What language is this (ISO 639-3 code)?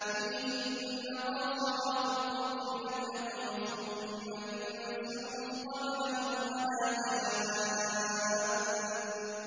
ara